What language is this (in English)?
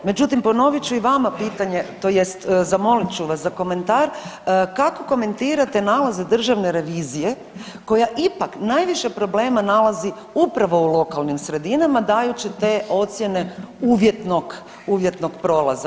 Croatian